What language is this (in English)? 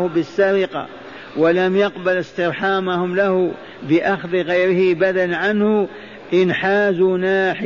Arabic